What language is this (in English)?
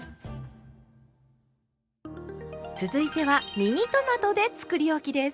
Japanese